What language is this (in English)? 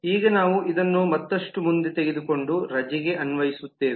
Kannada